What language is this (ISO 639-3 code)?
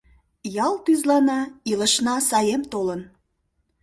chm